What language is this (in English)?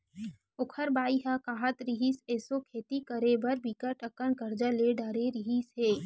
Chhattisgarhi